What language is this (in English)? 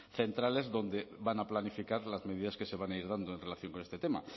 Spanish